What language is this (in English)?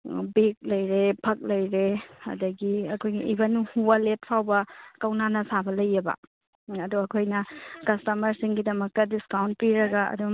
Manipuri